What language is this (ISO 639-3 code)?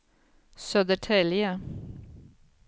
swe